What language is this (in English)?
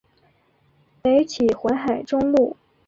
Chinese